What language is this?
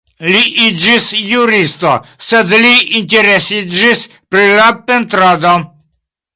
Esperanto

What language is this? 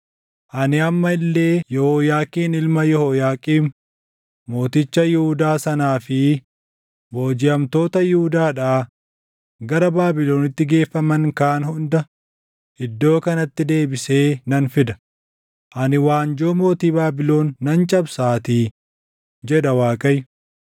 Oromo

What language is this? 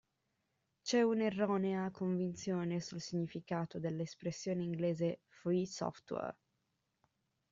Italian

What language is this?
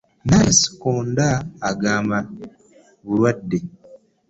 Ganda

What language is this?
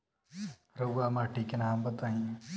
Bhojpuri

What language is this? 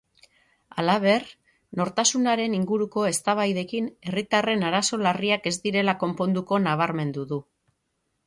Basque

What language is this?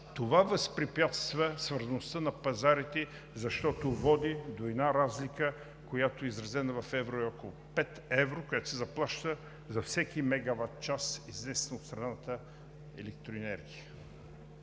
Bulgarian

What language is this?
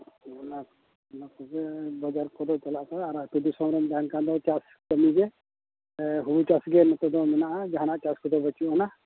Santali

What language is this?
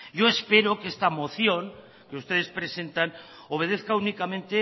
Spanish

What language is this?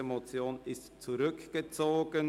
Swiss German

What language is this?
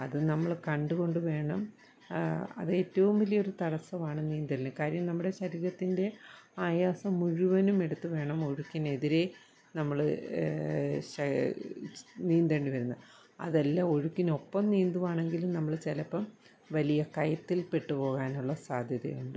Malayalam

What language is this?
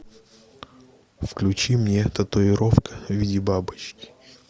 Russian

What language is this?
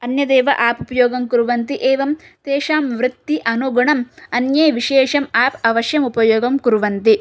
Sanskrit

